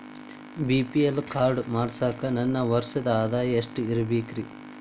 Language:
Kannada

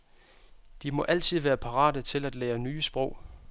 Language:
Danish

